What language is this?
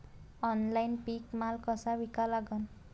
Marathi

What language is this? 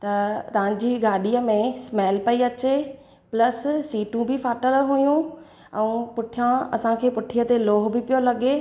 Sindhi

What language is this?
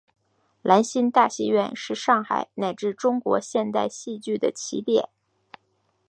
Chinese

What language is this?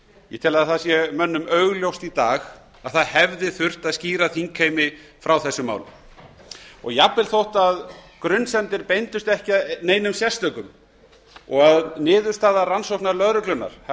Icelandic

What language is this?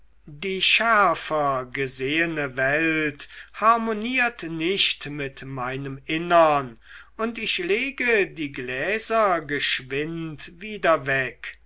German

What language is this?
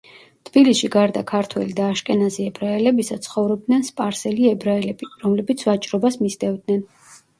Georgian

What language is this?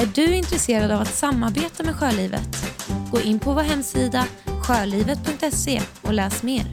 Swedish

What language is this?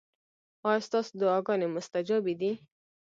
Pashto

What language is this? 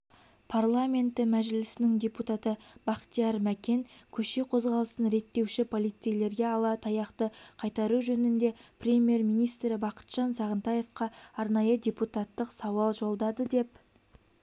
Kazakh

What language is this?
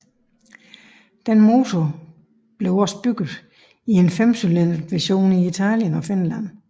Danish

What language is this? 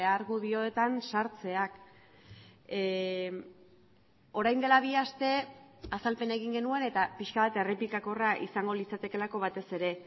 Basque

